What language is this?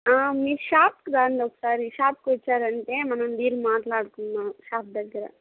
Telugu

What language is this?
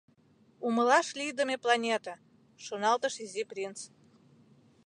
Mari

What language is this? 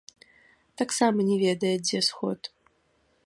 Belarusian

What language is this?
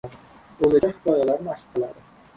Uzbek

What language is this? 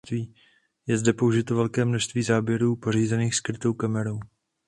Czech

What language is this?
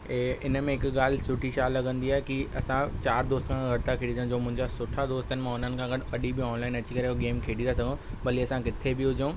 Sindhi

